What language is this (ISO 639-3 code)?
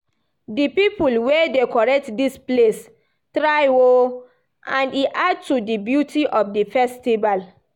pcm